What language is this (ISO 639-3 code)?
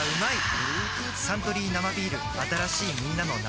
jpn